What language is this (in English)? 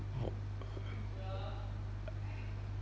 English